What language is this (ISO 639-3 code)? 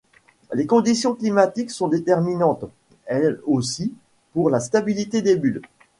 fra